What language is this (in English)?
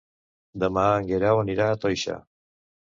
Catalan